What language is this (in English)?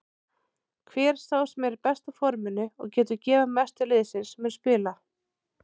Icelandic